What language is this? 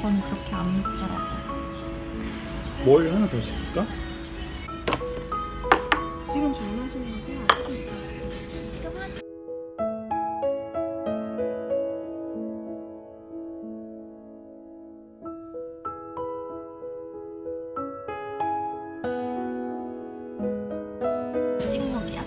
Korean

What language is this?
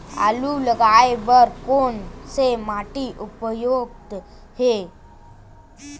Chhattisgarhi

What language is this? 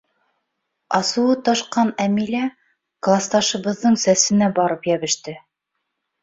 Bashkir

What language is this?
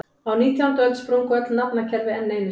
Icelandic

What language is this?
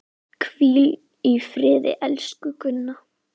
Icelandic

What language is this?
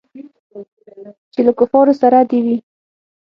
Pashto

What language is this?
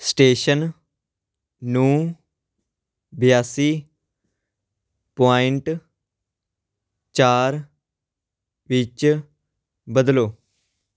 Punjabi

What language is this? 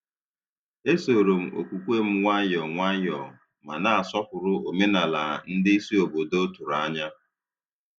Igbo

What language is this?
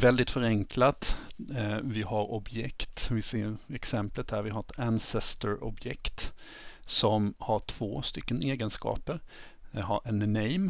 Swedish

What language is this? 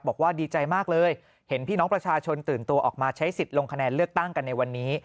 Thai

